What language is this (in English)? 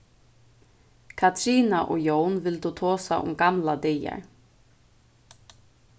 Faroese